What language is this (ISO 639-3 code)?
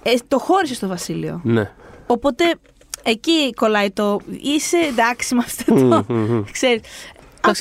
ell